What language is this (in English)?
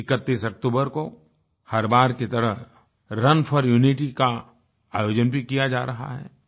Hindi